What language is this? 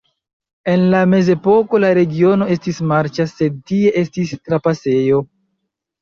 Esperanto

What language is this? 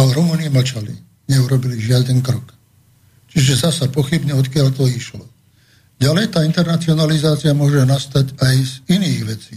Slovak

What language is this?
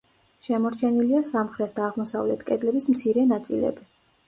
Georgian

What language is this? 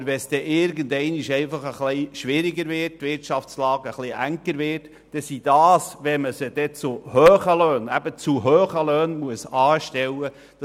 Swiss German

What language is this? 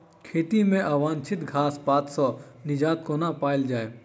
Maithili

